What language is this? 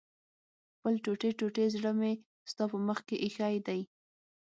Pashto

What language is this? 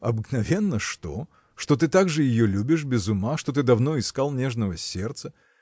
Russian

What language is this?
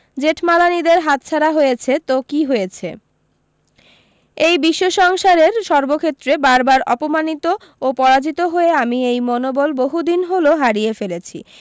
Bangla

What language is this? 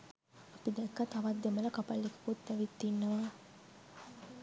Sinhala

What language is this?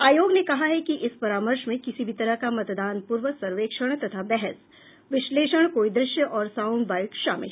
Hindi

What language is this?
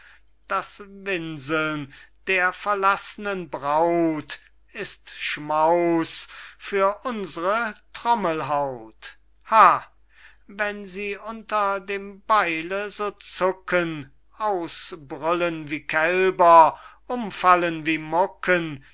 German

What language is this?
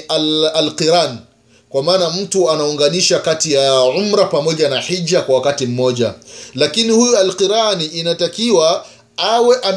Swahili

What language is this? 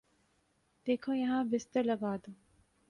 Urdu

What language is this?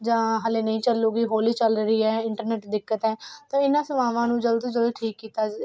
Punjabi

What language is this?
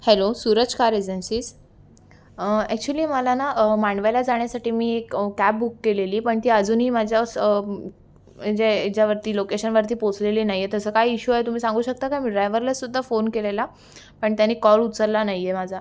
Marathi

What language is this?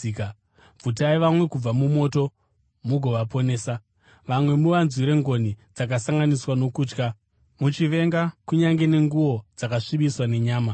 Shona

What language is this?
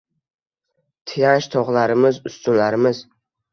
Uzbek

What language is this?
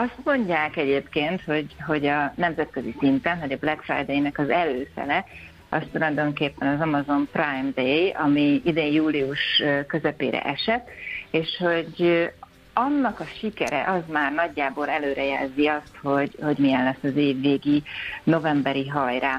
Hungarian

